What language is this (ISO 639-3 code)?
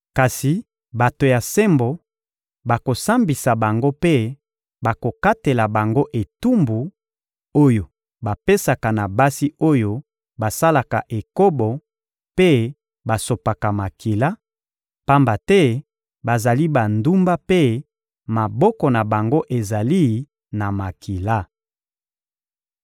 lin